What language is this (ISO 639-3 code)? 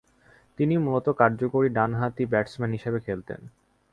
ben